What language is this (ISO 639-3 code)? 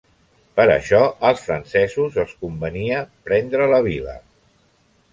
cat